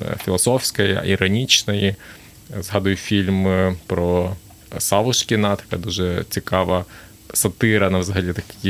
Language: Ukrainian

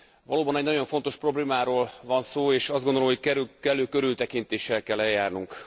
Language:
Hungarian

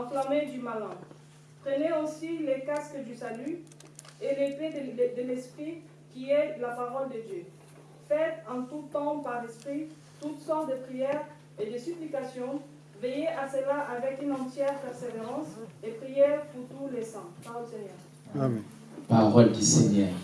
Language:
French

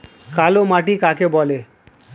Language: Bangla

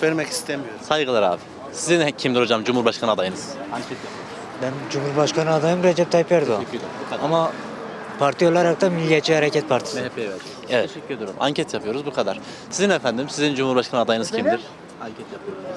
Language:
Turkish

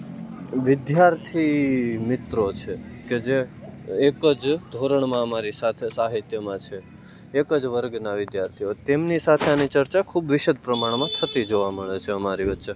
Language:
Gujarati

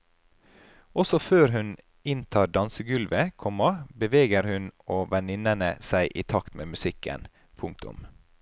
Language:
Norwegian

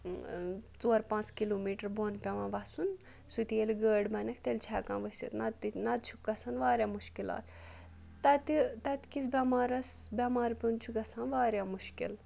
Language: Kashmiri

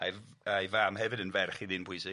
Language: Welsh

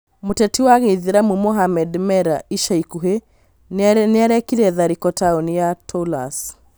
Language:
Kikuyu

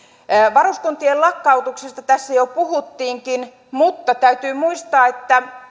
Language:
Finnish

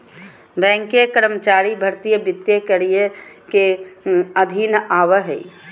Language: Magahi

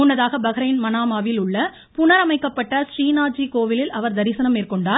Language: Tamil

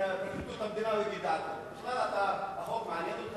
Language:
Hebrew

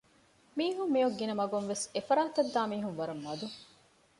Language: Divehi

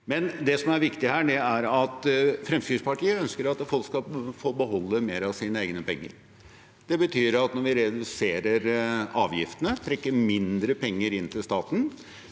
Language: Norwegian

